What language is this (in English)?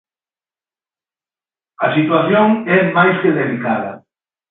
Galician